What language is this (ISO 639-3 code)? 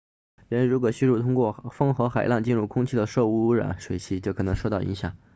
zho